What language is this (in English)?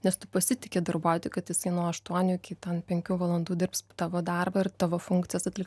Lithuanian